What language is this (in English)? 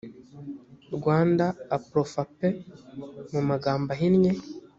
Kinyarwanda